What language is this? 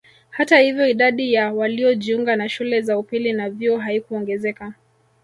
Swahili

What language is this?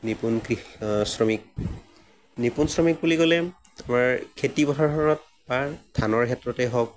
Assamese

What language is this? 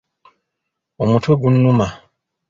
Ganda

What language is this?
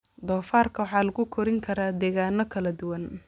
Somali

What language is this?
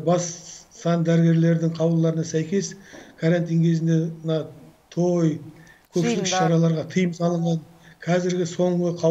Turkish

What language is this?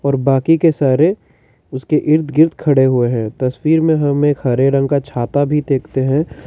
Hindi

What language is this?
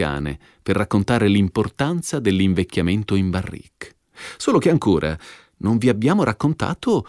Italian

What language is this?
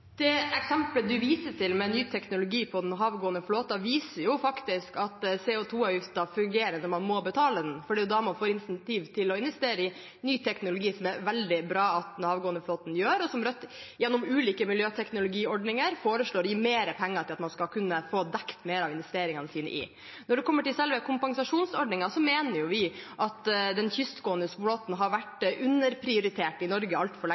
Norwegian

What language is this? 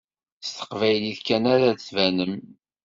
Kabyle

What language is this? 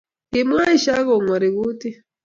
Kalenjin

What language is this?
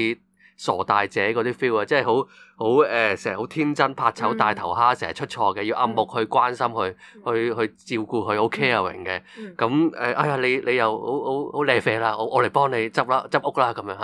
Chinese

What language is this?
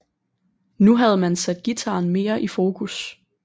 Danish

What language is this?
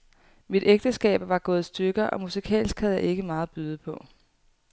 Danish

